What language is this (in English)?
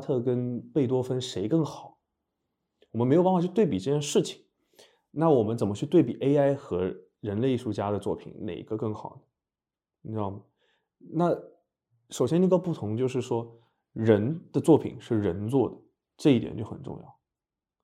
Chinese